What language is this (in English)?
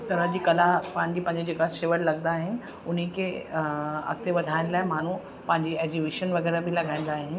Sindhi